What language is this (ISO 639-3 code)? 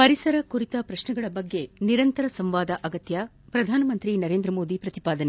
kan